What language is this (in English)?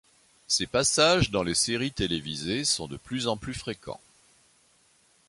French